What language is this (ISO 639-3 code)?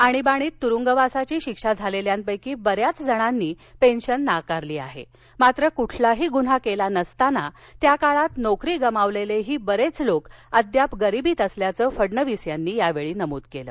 mar